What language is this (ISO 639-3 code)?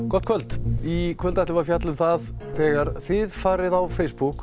isl